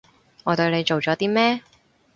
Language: Cantonese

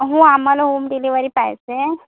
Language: Marathi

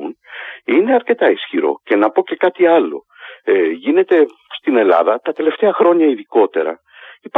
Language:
Greek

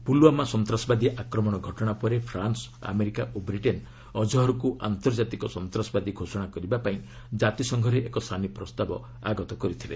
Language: Odia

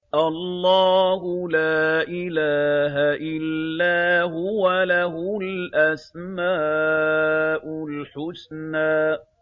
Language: Arabic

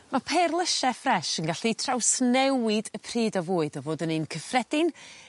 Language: Welsh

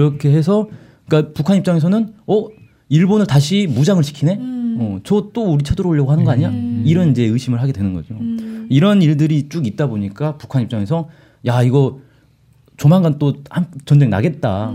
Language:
Korean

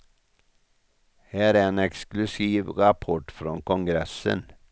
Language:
Swedish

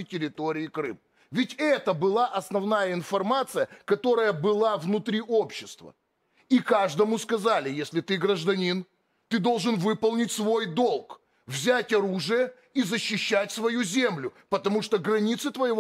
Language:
Russian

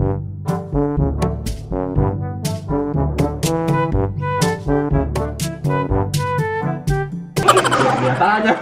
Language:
Indonesian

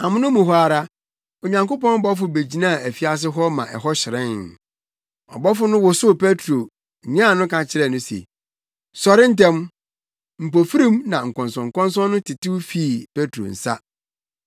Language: Akan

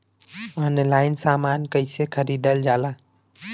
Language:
Bhojpuri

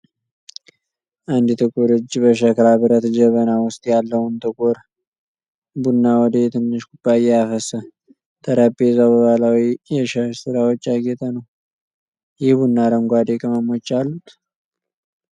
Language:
Amharic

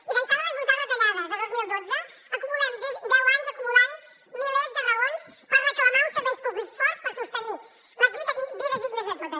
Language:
Catalan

